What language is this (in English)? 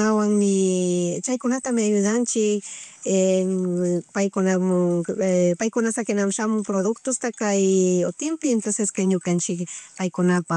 Chimborazo Highland Quichua